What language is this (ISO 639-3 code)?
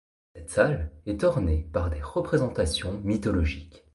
fra